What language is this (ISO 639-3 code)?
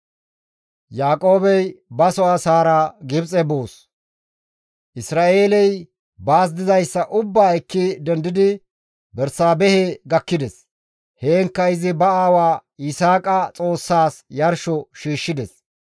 gmv